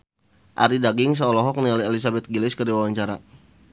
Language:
Sundanese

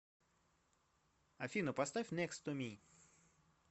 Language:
Russian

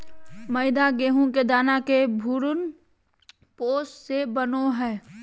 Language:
Magahi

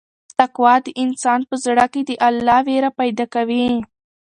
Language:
Pashto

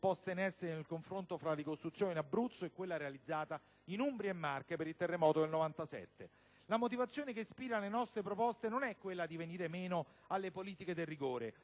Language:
Italian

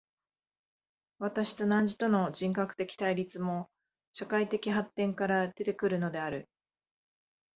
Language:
Japanese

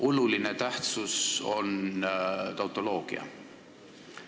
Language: Estonian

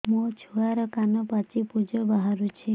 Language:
Odia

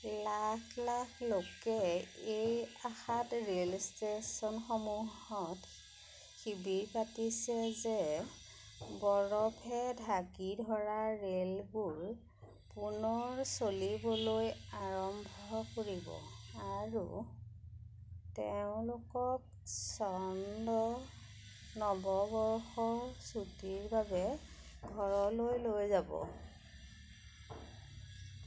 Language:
Assamese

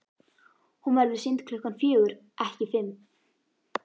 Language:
Icelandic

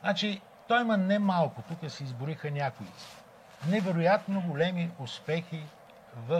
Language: Bulgarian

